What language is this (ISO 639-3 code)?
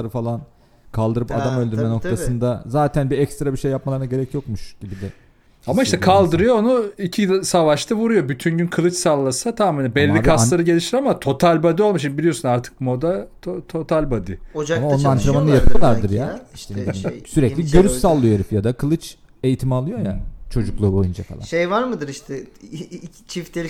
tur